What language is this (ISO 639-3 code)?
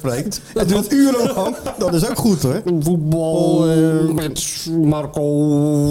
nld